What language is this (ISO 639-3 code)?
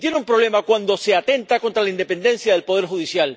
spa